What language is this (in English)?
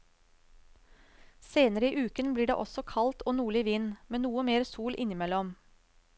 Norwegian